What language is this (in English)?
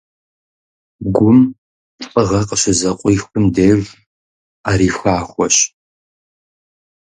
Kabardian